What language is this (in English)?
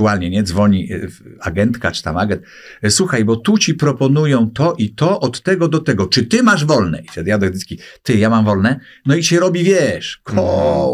Polish